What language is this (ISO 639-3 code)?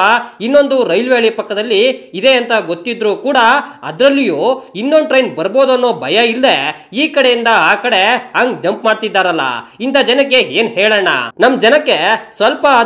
ron